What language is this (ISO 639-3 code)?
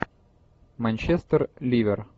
rus